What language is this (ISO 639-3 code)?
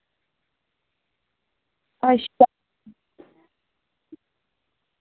doi